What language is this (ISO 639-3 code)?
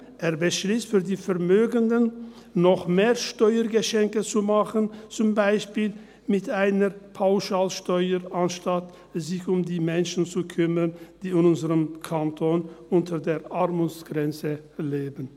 gsw